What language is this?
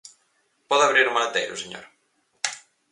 Galician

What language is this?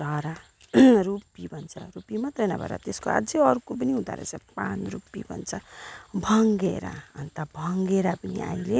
Nepali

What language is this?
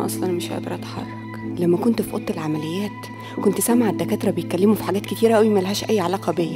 Arabic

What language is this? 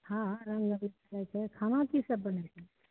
Maithili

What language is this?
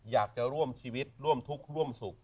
Thai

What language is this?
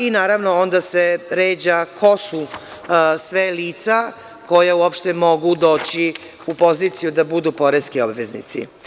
Serbian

